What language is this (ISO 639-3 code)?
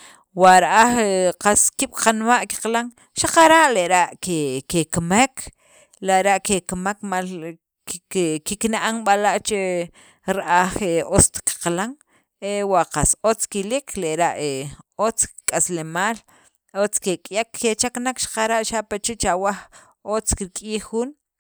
quv